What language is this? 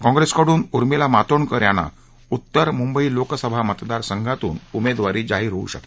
Marathi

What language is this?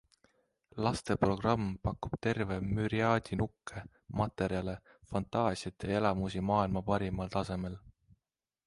Estonian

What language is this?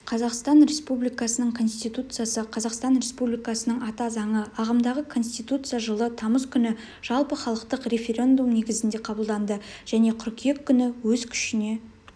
Kazakh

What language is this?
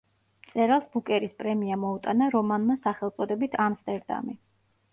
Georgian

